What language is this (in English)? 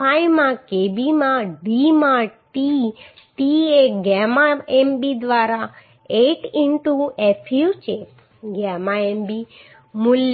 Gujarati